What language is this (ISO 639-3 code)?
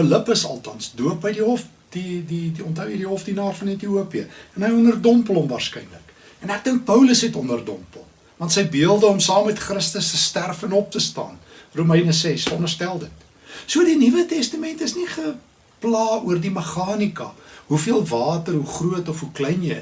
nld